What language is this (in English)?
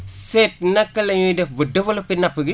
Wolof